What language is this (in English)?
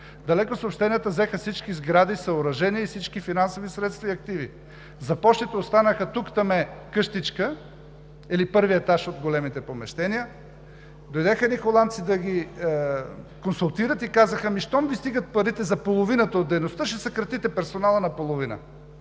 Bulgarian